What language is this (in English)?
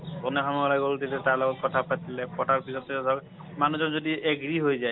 Assamese